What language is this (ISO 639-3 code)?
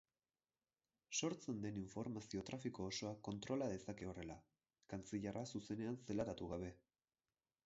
eus